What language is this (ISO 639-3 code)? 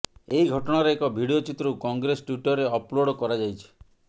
ori